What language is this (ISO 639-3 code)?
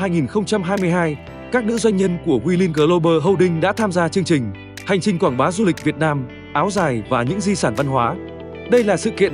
vie